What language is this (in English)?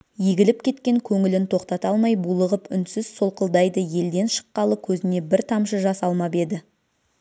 Kazakh